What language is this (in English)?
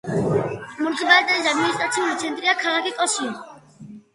Georgian